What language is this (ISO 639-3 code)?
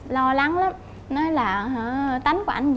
vie